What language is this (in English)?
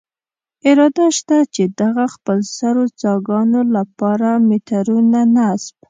Pashto